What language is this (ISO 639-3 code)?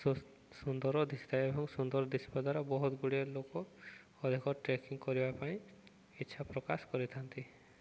ori